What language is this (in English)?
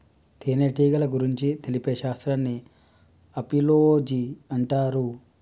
Telugu